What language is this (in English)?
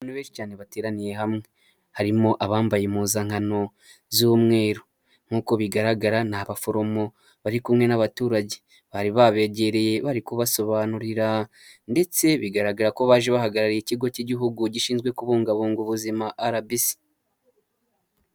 Kinyarwanda